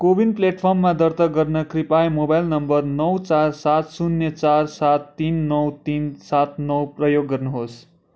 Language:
Nepali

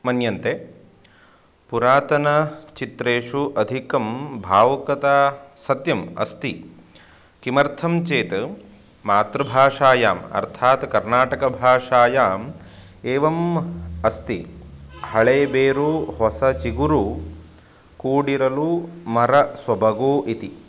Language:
Sanskrit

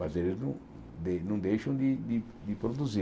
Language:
Portuguese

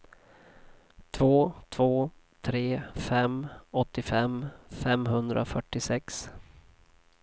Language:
Swedish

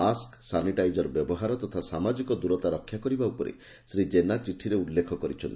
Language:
Odia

